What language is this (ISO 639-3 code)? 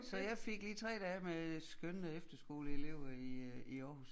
dan